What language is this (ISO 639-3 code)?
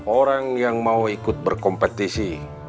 ind